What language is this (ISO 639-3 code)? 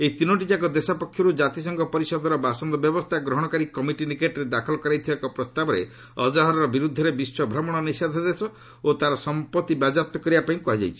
ori